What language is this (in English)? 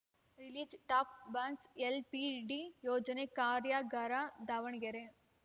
Kannada